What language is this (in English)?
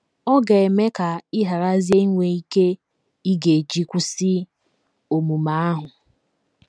Igbo